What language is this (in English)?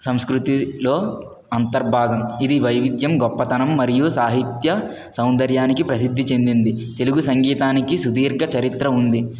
Telugu